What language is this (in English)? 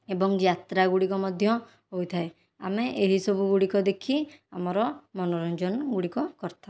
Odia